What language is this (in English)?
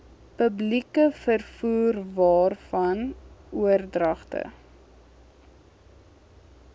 Afrikaans